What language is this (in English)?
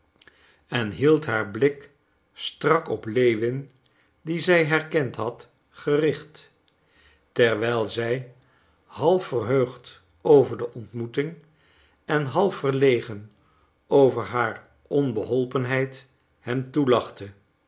Dutch